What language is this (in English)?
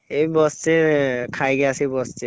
Odia